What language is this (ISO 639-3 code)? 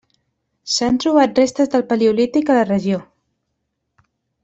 cat